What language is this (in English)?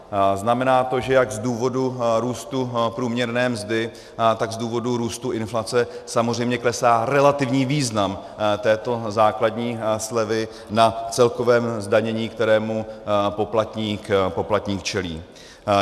Czech